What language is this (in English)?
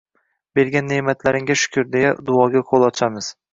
Uzbek